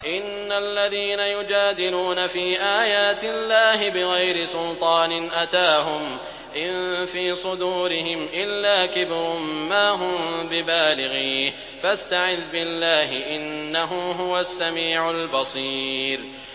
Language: Arabic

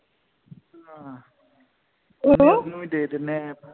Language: Punjabi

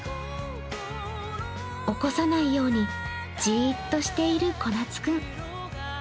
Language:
Japanese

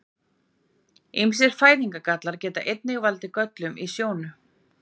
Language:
Icelandic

